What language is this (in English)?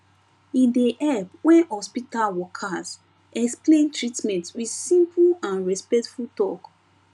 Nigerian Pidgin